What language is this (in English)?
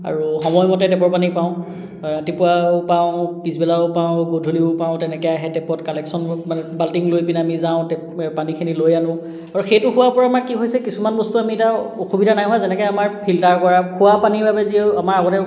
Assamese